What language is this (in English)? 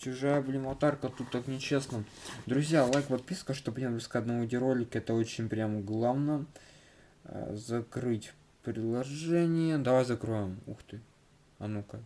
Russian